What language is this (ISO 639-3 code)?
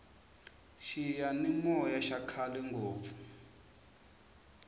tso